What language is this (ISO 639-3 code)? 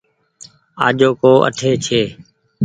gig